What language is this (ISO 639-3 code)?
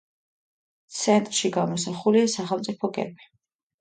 kat